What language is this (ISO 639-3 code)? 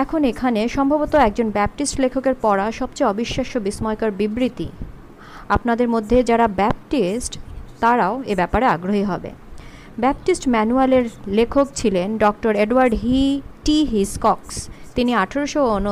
ben